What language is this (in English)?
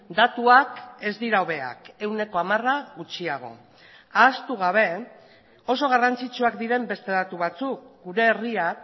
Basque